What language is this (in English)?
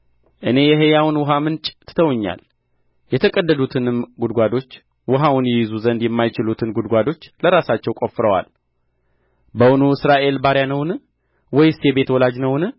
Amharic